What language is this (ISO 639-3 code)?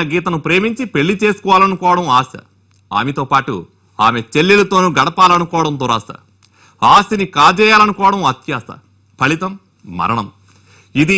ron